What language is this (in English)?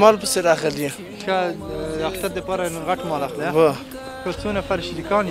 Arabic